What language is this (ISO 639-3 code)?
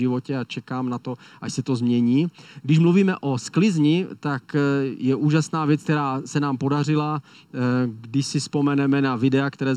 ces